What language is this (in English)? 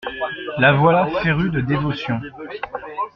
French